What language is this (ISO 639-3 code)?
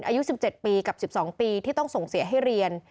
tha